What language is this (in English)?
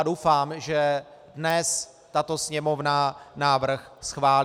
Czech